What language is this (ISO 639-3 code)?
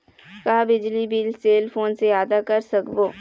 hne